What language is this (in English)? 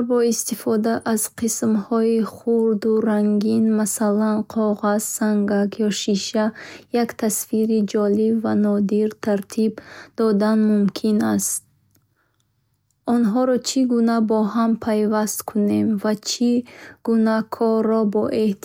Bukharic